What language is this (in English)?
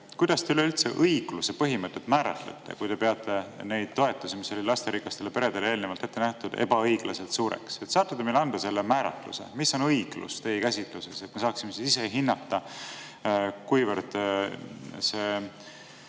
Estonian